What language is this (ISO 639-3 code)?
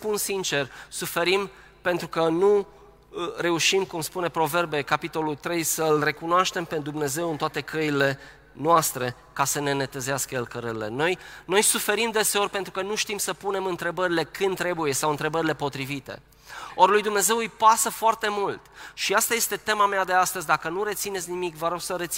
ron